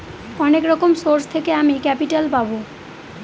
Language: Bangla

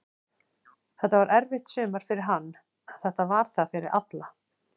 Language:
Icelandic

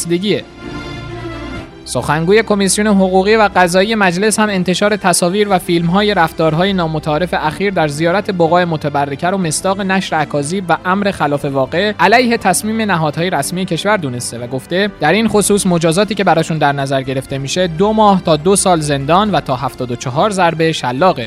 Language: Persian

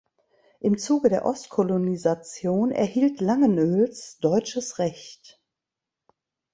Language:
German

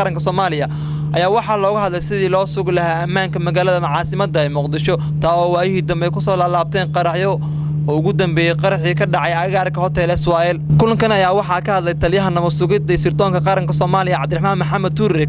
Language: Arabic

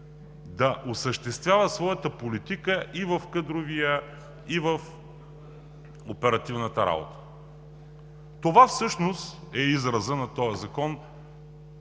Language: Bulgarian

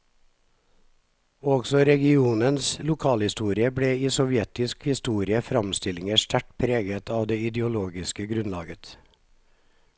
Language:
Norwegian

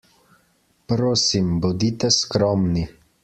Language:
Slovenian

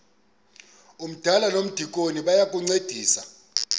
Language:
Xhosa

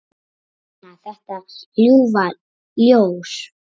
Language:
Icelandic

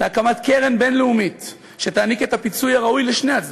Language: Hebrew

